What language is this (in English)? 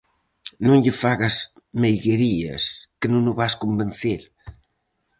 Galician